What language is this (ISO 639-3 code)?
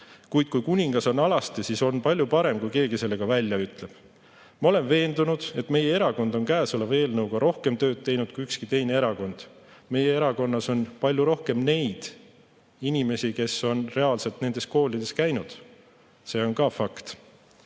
est